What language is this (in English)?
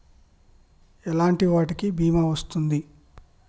Telugu